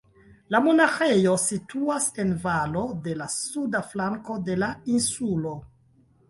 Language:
Esperanto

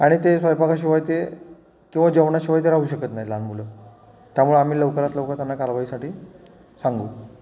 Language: Marathi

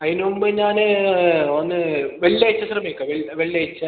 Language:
Malayalam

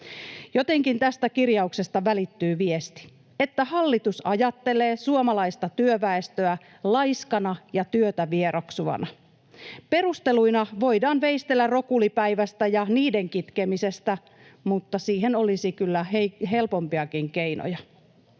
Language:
Finnish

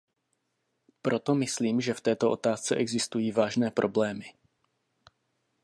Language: Czech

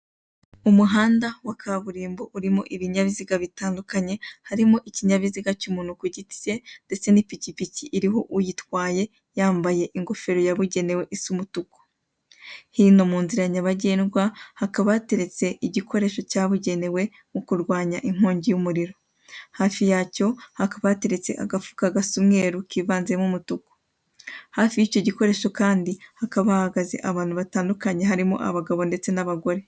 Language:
Kinyarwanda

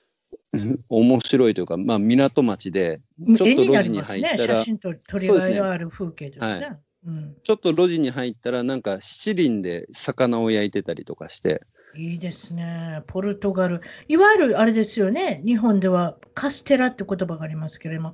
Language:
Japanese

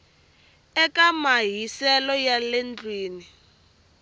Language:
Tsonga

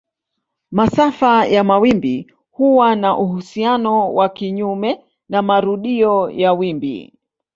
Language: Swahili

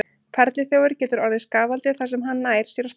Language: Icelandic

